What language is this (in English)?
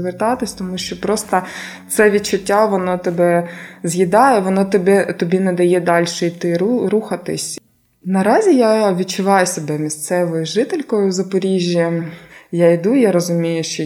Ukrainian